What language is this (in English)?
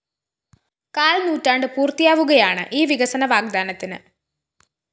Malayalam